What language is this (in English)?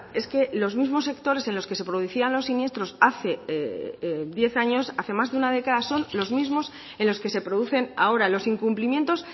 Spanish